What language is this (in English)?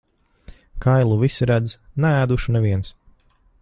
Latvian